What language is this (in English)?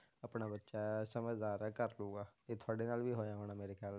Punjabi